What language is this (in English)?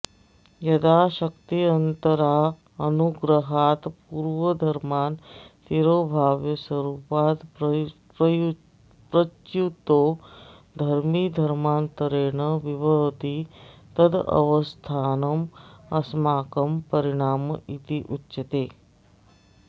Sanskrit